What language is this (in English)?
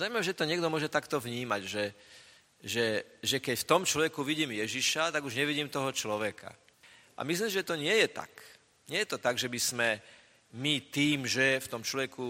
Slovak